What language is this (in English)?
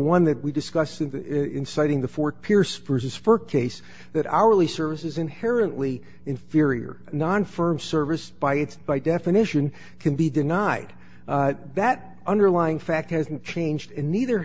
English